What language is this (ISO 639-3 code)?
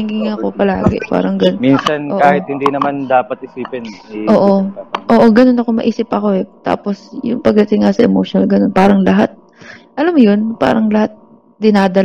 fil